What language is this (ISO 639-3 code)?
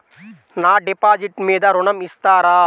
tel